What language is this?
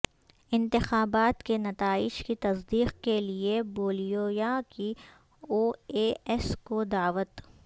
Urdu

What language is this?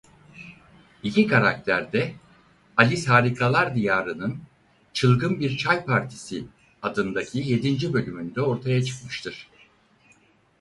Turkish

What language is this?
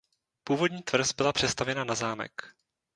Czech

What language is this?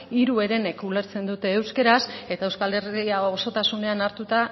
Basque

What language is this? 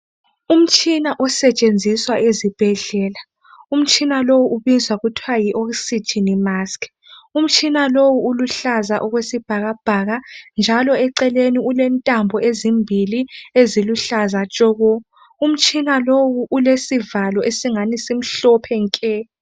North Ndebele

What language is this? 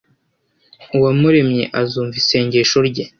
Kinyarwanda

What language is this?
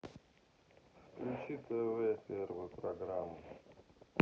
Russian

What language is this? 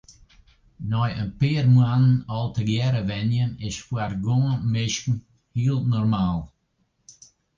Western Frisian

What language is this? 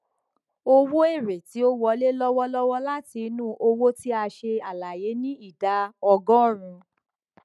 Yoruba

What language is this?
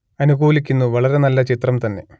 Malayalam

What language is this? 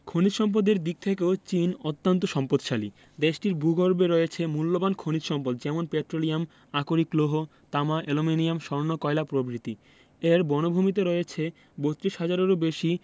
Bangla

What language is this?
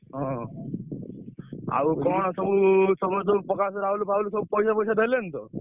Odia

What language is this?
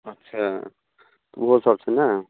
Maithili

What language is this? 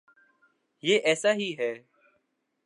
Urdu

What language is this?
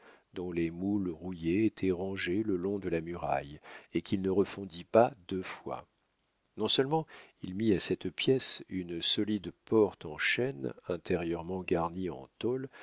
French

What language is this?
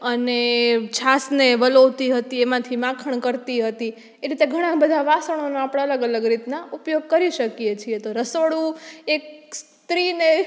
Gujarati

